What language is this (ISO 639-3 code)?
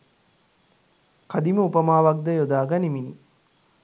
sin